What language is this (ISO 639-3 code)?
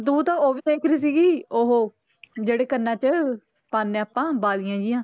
pan